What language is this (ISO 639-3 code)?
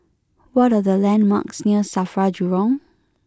eng